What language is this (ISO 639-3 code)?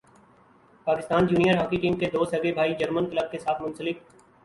urd